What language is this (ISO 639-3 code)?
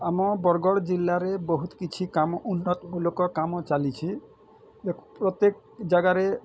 ori